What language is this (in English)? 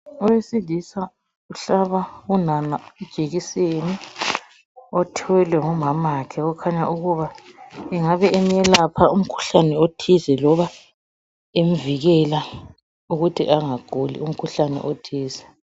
North Ndebele